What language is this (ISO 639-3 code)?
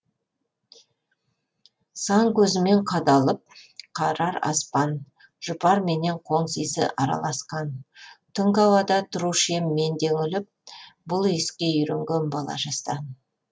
kaz